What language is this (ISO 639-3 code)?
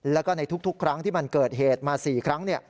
tha